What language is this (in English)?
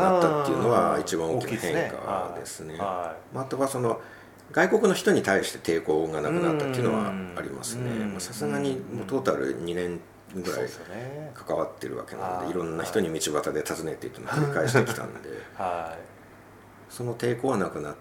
Japanese